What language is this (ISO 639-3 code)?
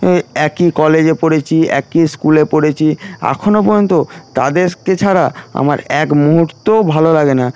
ben